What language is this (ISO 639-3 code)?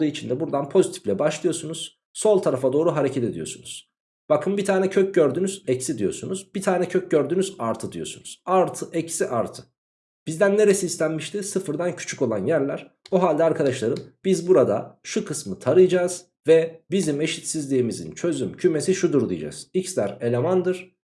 tur